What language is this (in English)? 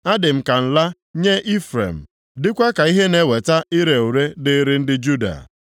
Igbo